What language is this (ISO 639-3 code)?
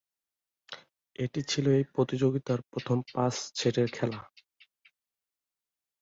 ben